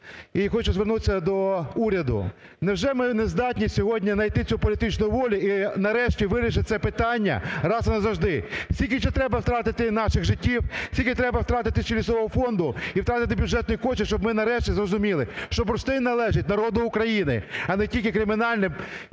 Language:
Ukrainian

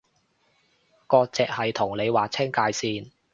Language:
Cantonese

